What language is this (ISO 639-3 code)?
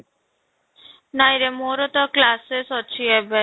ori